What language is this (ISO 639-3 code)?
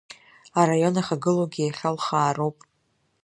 abk